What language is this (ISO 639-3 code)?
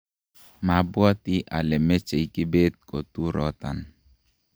kln